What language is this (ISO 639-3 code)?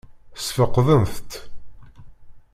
kab